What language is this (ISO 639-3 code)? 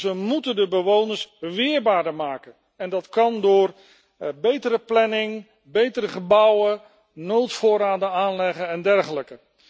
nld